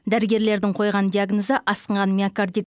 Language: Kazakh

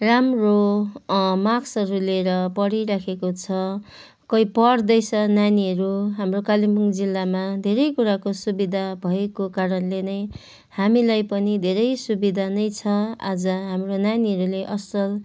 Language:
Nepali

